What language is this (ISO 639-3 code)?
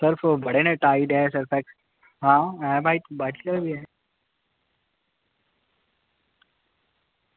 doi